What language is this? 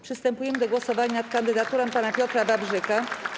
Polish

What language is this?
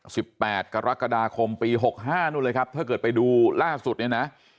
Thai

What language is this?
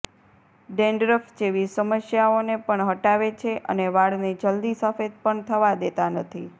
Gujarati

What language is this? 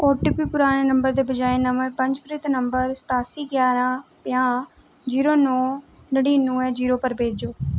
Dogri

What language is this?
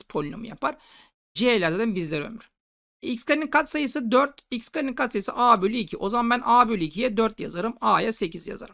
Turkish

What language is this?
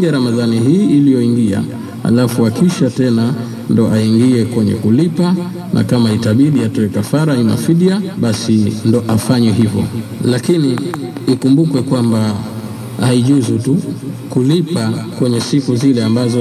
Swahili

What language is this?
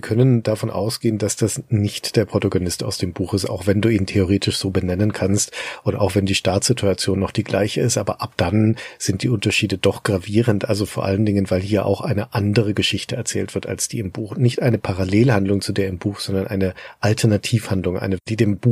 German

